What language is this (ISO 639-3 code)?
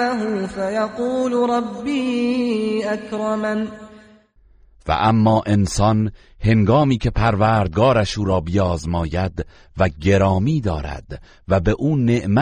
fas